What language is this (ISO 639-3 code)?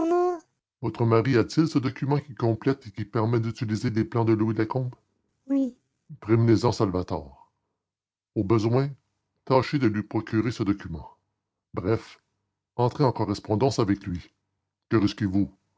fra